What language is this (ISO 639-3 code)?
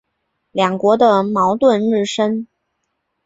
zho